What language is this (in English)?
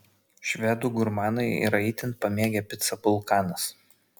Lithuanian